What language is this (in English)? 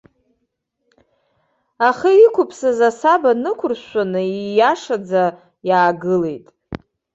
Abkhazian